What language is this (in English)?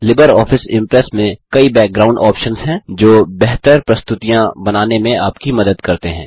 Hindi